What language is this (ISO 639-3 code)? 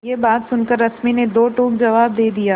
hin